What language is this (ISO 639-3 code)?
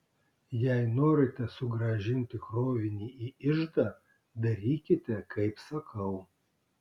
lit